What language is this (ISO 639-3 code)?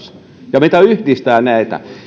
fin